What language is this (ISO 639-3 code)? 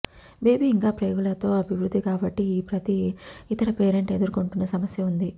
tel